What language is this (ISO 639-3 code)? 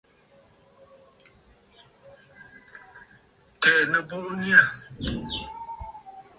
bfd